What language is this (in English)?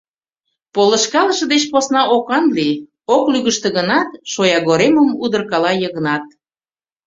Mari